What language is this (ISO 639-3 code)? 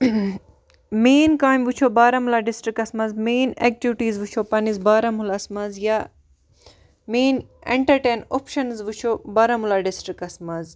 kas